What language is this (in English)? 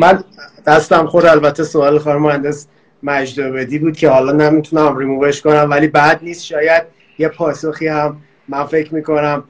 Persian